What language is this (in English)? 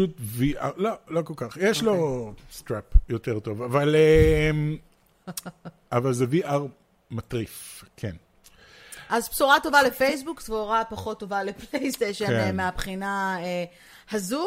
Hebrew